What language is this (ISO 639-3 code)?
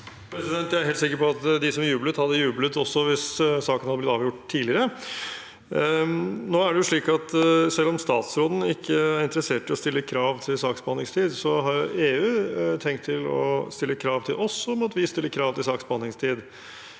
nor